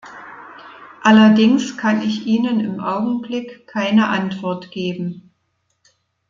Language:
German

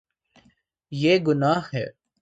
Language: Urdu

